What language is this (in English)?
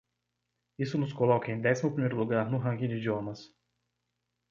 Portuguese